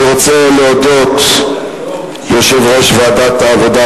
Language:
Hebrew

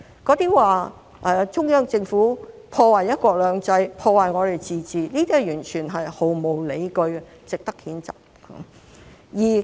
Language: Cantonese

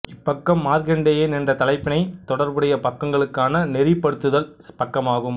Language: Tamil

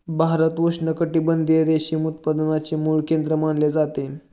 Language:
Marathi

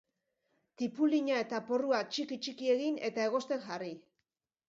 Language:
Basque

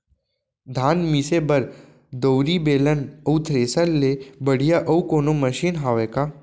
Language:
Chhattisgarhi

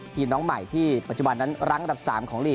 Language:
Thai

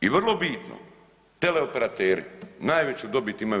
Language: Croatian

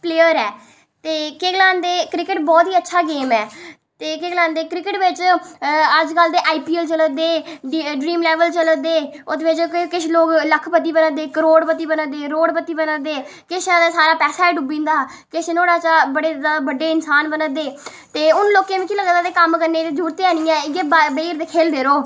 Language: Dogri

